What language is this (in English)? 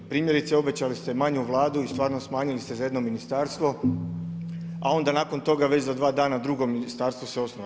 Croatian